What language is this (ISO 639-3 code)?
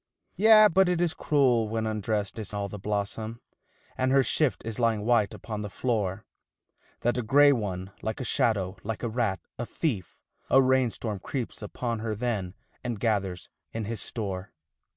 eng